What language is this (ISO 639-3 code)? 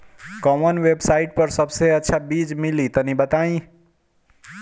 bho